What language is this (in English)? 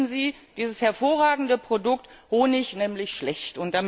German